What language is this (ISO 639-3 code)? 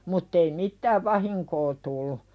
fin